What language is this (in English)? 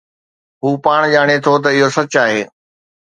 Sindhi